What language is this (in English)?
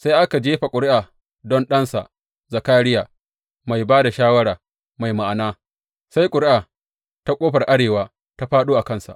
Hausa